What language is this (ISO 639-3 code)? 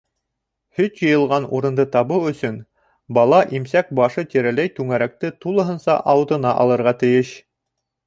bak